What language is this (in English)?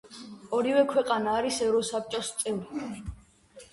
Georgian